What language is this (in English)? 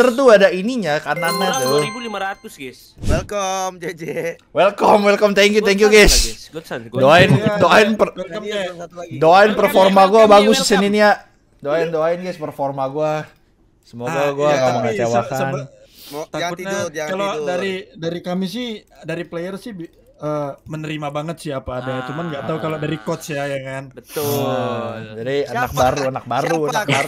Indonesian